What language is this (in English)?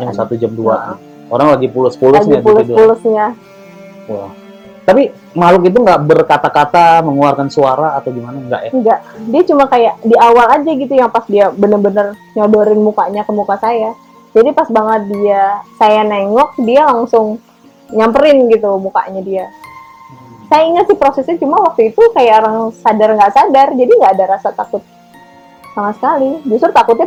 Indonesian